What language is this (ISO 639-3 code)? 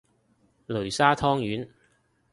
yue